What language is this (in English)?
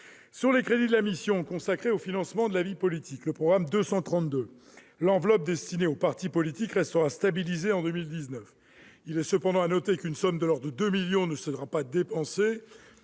French